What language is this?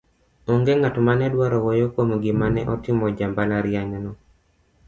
Luo (Kenya and Tanzania)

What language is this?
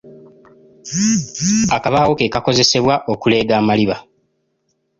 Ganda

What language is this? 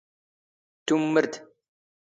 Standard Moroccan Tamazight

